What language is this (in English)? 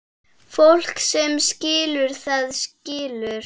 Icelandic